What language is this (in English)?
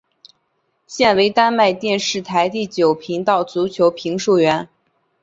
Chinese